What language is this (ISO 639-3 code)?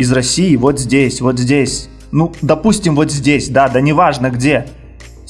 rus